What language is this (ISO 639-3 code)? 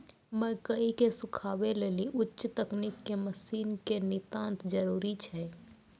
mai